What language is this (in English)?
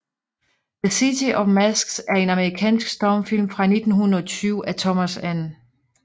Danish